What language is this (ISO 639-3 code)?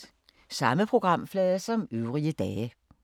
dan